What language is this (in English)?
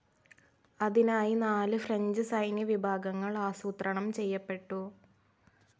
Malayalam